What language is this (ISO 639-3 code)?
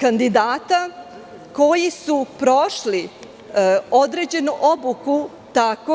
srp